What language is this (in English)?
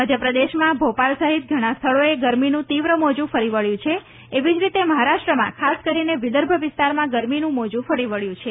Gujarati